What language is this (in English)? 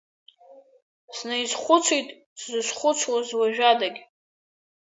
Abkhazian